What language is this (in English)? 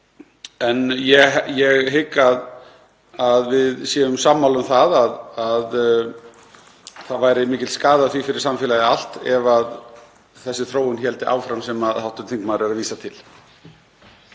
Icelandic